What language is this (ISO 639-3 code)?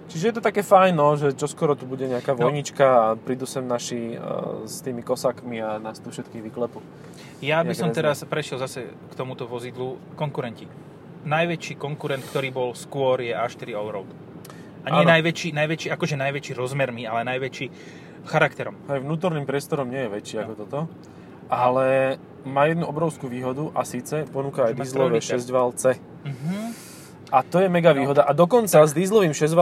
slk